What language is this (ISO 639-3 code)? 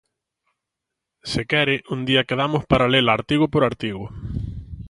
glg